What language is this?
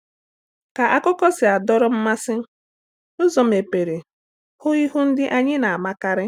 Igbo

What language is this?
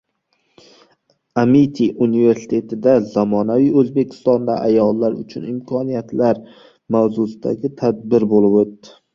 Uzbek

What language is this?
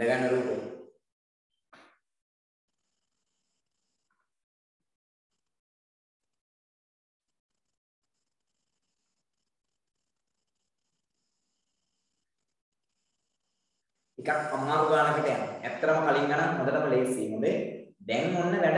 Indonesian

